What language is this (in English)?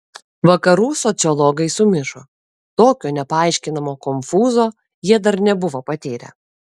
Lithuanian